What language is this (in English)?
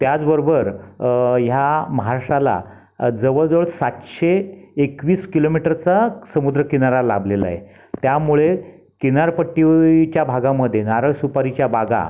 Marathi